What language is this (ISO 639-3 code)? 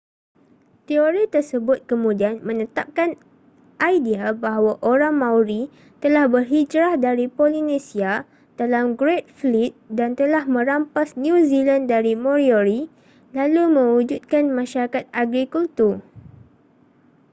msa